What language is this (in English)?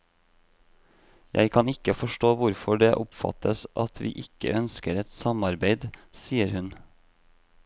Norwegian